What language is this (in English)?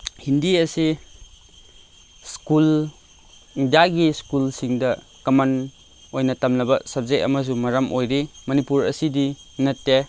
Manipuri